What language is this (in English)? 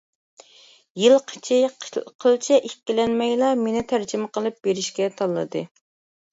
Uyghur